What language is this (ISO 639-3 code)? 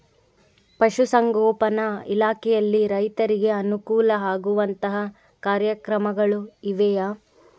kan